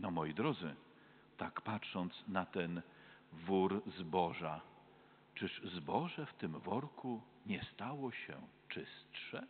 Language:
Polish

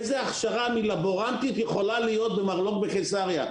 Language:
Hebrew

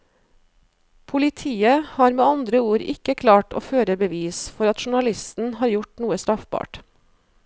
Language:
Norwegian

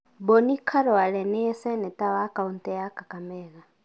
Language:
Kikuyu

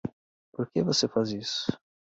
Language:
Portuguese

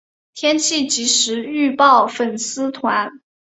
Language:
Chinese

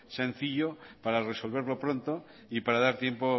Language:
Spanish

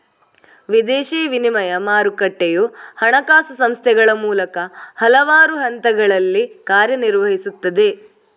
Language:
Kannada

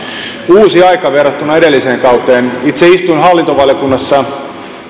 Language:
Finnish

